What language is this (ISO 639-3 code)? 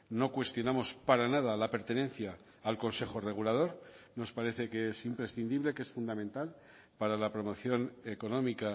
spa